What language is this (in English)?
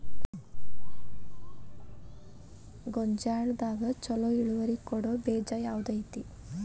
Kannada